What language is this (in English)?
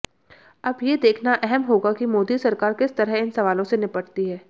Hindi